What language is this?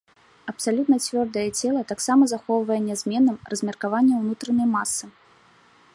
Belarusian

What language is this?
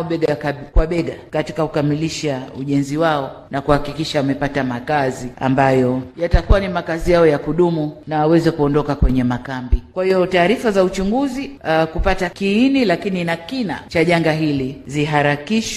Swahili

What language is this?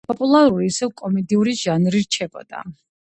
Georgian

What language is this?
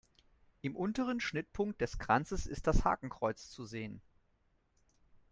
German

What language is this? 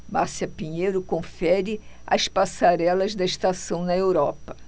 Portuguese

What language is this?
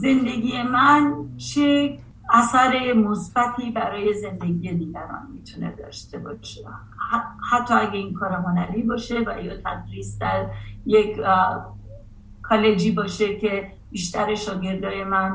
Persian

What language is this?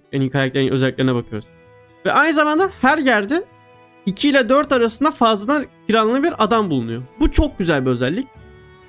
Turkish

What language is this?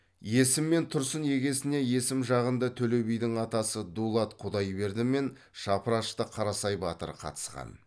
Kazakh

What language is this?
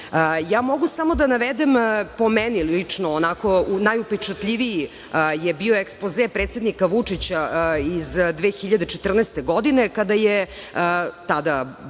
Serbian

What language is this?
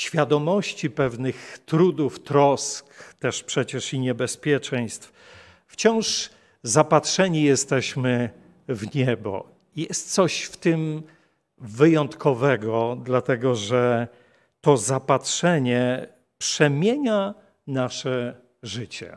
Polish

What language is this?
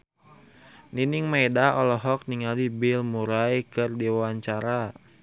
Sundanese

